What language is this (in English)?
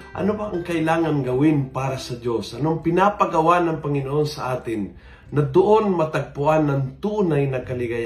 Filipino